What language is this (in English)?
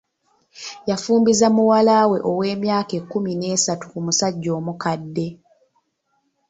Ganda